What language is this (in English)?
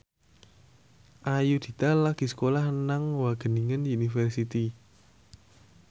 Javanese